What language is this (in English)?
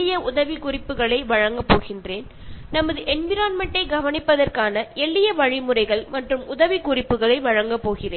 Malayalam